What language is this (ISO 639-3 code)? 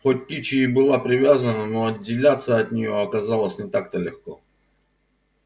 rus